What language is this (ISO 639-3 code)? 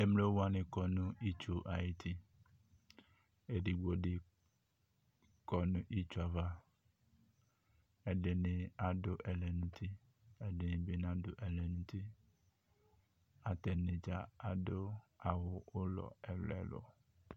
kpo